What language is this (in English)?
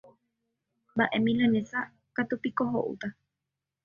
Guarani